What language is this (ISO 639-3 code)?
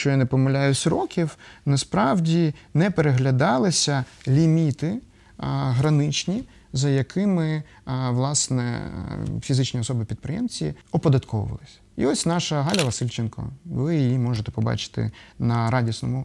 ukr